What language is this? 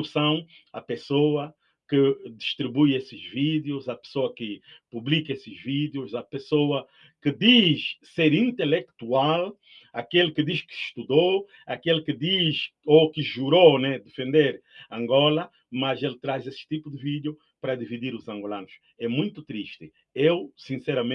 Portuguese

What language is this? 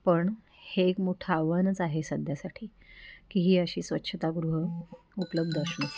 Marathi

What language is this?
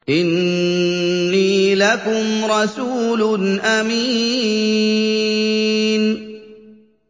Arabic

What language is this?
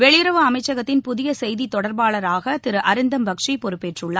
Tamil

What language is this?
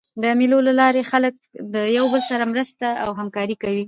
Pashto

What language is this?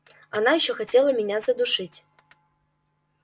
Russian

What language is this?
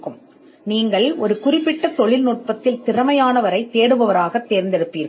Tamil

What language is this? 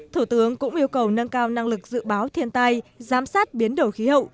Vietnamese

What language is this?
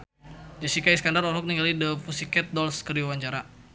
Sundanese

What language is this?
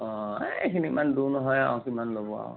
Assamese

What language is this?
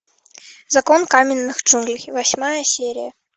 Russian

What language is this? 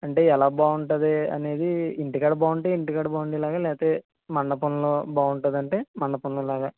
Telugu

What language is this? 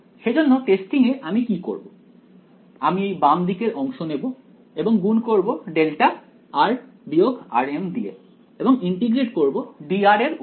Bangla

